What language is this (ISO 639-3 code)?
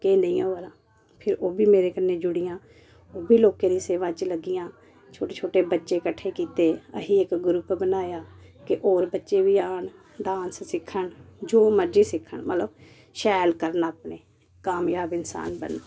doi